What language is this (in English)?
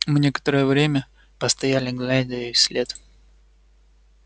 Russian